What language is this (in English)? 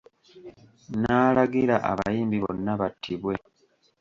Ganda